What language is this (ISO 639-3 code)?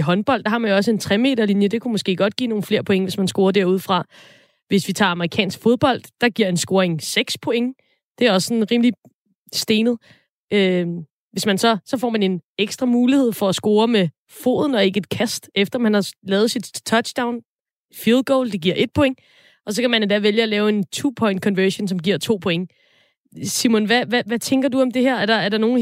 dan